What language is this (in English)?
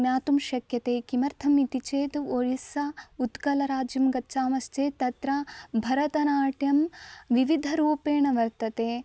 Sanskrit